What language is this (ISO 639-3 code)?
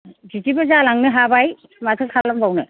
brx